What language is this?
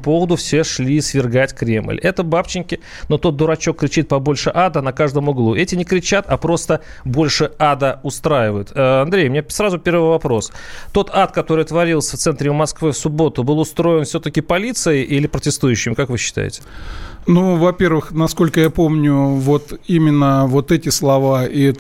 Russian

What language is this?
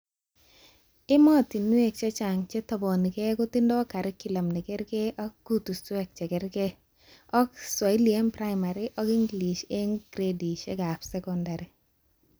Kalenjin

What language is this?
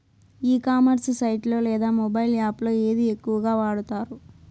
Telugu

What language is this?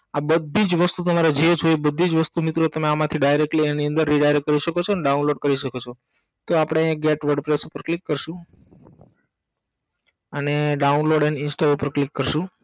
Gujarati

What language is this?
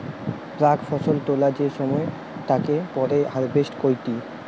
Bangla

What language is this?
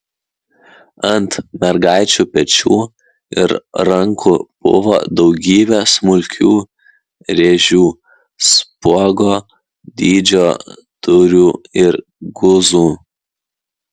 Lithuanian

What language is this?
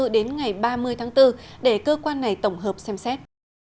Vietnamese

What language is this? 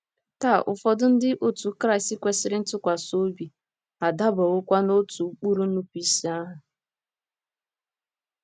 Igbo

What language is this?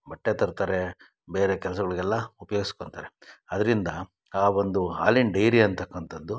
Kannada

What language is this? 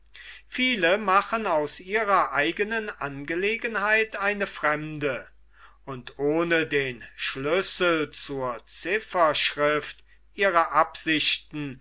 German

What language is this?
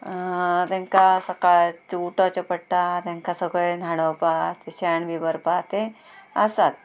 Konkani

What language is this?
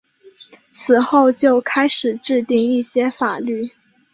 Chinese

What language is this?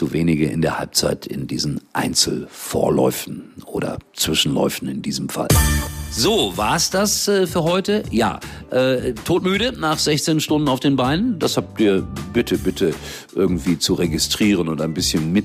German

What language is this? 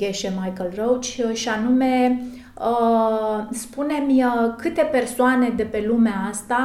Romanian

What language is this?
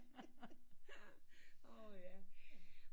Danish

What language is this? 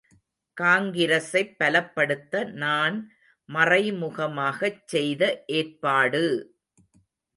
Tamil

